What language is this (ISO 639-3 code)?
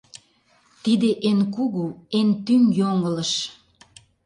chm